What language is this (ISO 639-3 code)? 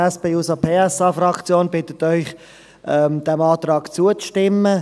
gsw